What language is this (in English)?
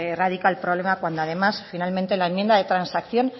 Spanish